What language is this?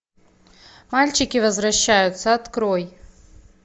Russian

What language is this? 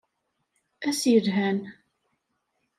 Kabyle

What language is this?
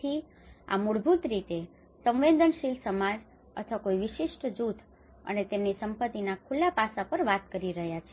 Gujarati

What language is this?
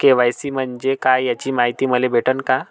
Marathi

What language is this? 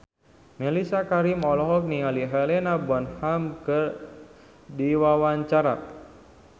Sundanese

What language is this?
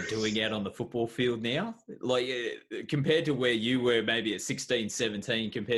English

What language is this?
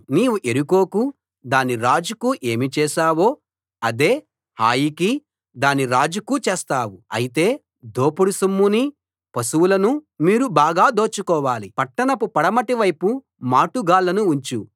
Telugu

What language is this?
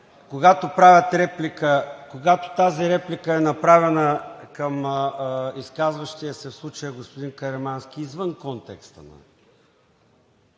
Bulgarian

